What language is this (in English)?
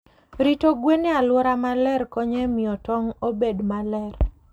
Luo (Kenya and Tanzania)